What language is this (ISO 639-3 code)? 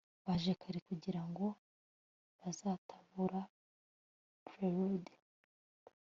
kin